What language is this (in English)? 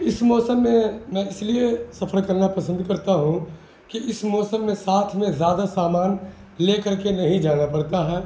Urdu